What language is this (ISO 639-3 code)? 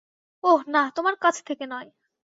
ben